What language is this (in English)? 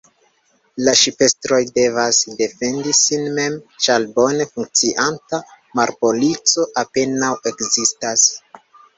Esperanto